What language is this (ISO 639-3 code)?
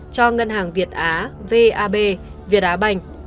vie